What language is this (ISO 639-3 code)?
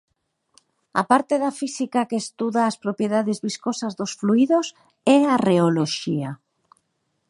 glg